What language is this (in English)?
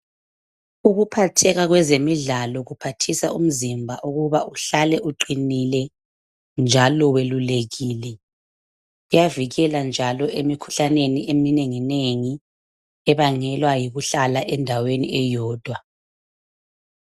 North Ndebele